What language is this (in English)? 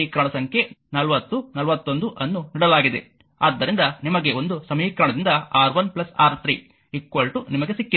Kannada